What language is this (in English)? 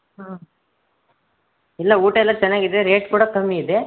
Kannada